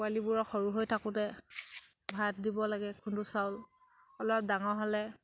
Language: Assamese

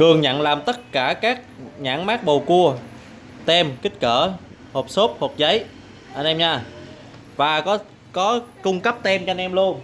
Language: Vietnamese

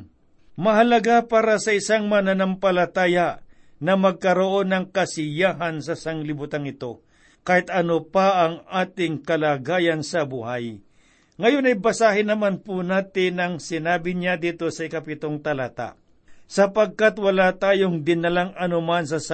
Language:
Filipino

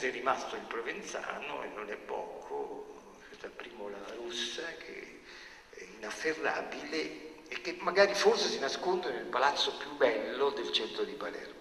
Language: Italian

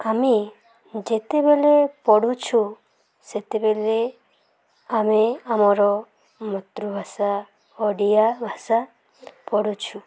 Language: Odia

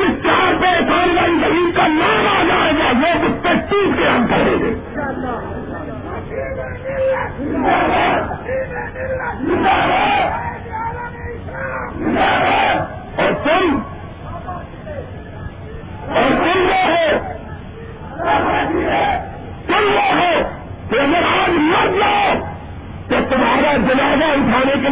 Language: Urdu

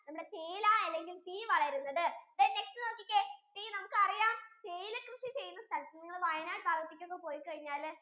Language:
Malayalam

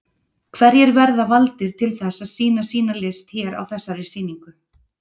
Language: Icelandic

